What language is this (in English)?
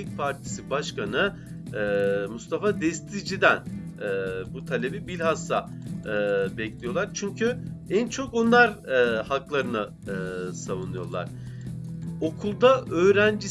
Turkish